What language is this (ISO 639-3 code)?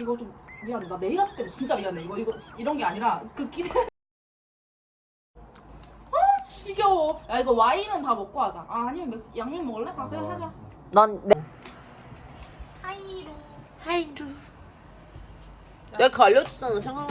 kor